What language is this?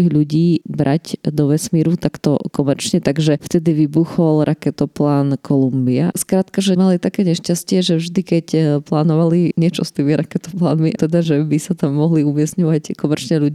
Slovak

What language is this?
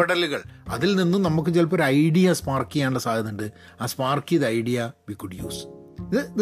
Malayalam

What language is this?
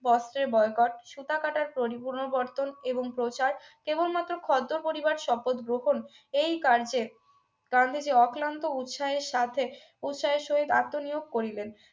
Bangla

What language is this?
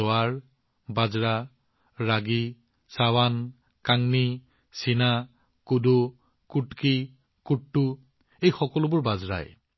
Assamese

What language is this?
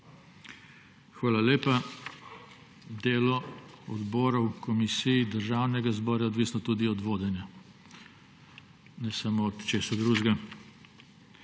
Slovenian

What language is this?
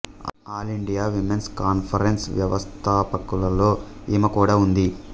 Telugu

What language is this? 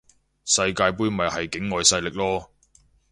Cantonese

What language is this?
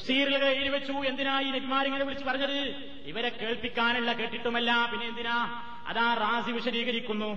Malayalam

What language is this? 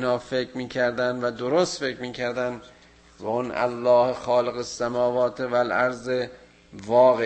Persian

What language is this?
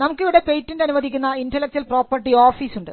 Malayalam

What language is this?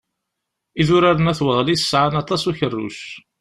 Kabyle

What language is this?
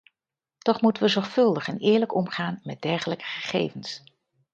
Dutch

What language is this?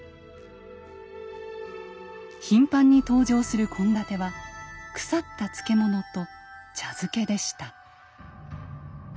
Japanese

